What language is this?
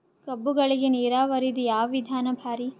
Kannada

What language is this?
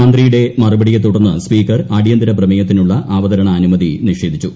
Malayalam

